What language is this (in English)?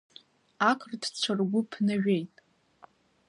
Abkhazian